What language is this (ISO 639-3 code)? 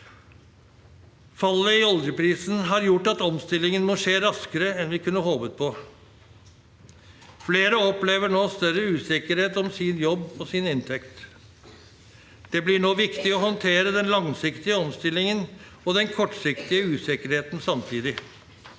nor